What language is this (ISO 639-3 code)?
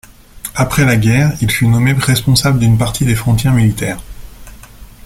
fra